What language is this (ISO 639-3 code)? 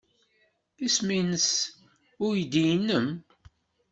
kab